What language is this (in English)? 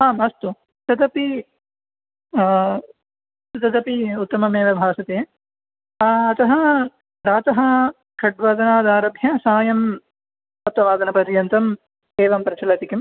Sanskrit